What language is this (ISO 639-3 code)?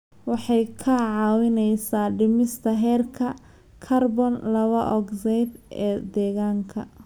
som